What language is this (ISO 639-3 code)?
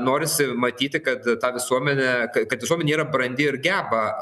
lit